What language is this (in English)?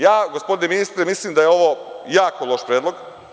Serbian